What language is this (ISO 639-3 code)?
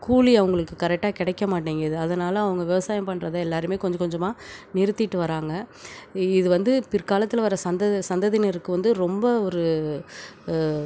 tam